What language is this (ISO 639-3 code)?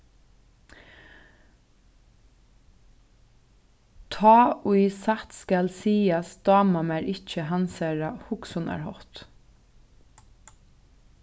fao